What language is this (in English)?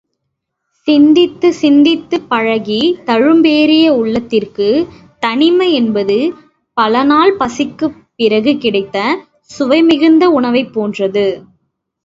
Tamil